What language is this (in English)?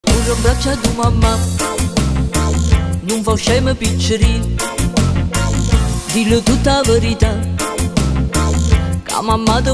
Romanian